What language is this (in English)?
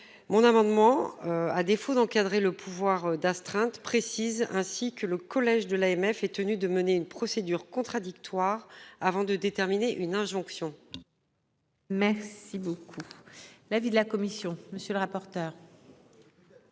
French